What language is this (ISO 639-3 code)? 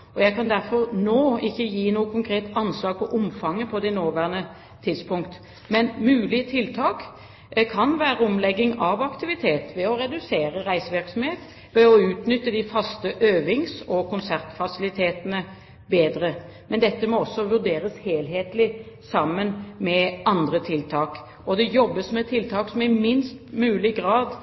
nob